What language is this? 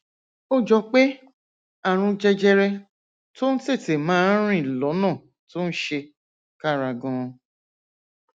Yoruba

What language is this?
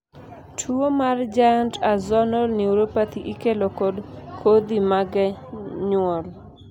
Luo (Kenya and Tanzania)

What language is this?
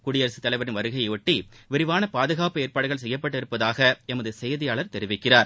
Tamil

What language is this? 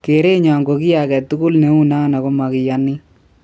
Kalenjin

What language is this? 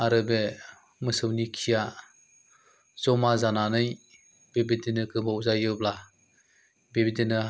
Bodo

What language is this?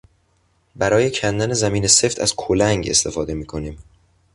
Persian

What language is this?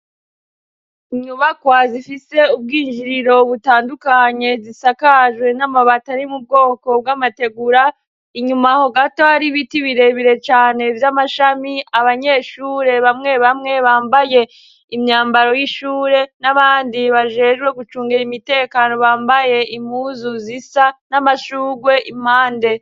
Rundi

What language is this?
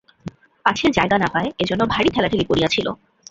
Bangla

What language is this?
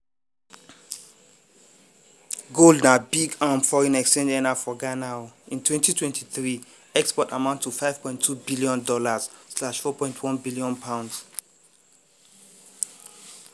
Nigerian Pidgin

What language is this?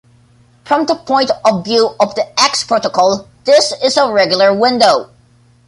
English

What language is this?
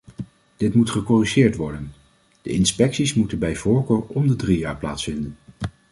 Dutch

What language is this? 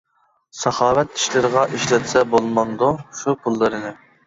Uyghur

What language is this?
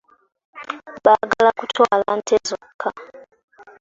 Ganda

